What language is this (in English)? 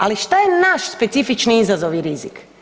Croatian